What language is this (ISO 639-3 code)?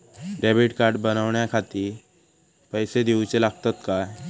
mar